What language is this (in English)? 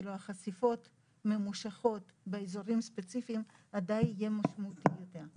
Hebrew